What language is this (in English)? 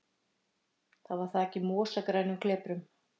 Icelandic